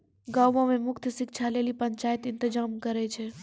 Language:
Maithili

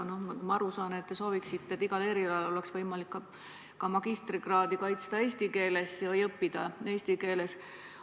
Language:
Estonian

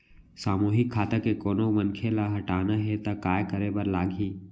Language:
Chhattisgarhi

